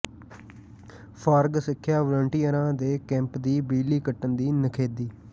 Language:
Punjabi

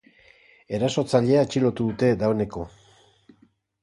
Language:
Basque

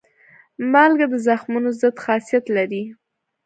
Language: Pashto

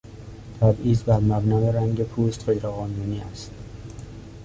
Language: Persian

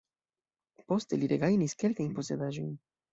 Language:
Esperanto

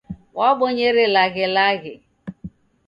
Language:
Taita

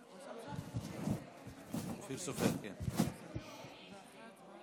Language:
Hebrew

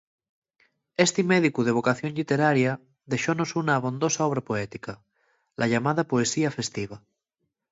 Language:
Asturian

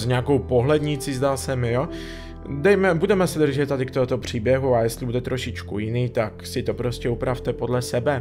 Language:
Czech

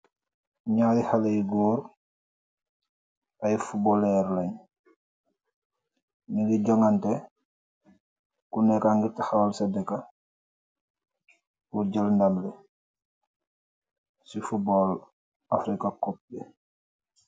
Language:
Wolof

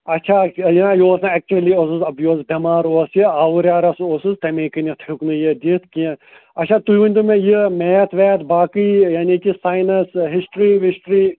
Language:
Kashmiri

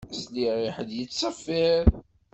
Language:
Kabyle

